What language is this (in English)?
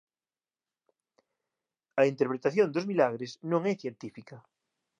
Galician